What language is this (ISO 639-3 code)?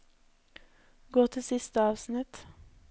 nor